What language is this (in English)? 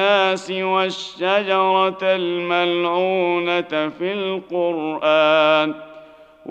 Arabic